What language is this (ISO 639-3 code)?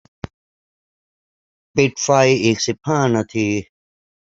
tha